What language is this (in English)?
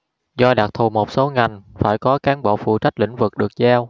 Vietnamese